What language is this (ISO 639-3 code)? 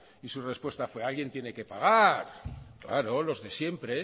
spa